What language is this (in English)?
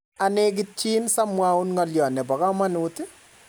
Kalenjin